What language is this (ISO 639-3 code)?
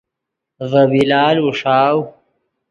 ydg